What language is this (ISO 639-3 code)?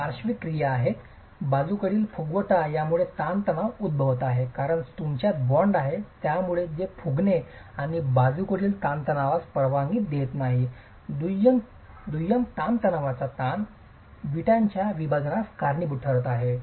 mar